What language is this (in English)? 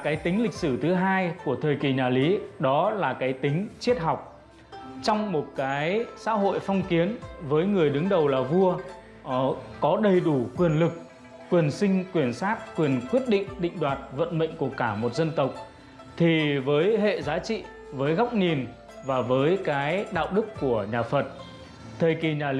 Vietnamese